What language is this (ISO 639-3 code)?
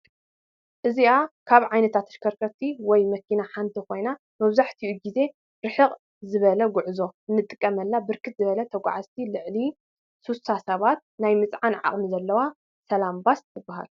tir